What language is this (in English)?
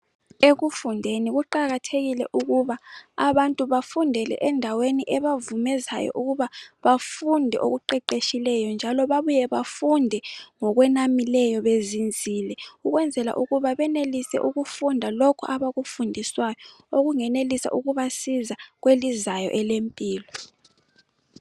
North Ndebele